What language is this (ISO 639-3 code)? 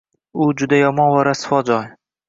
uzb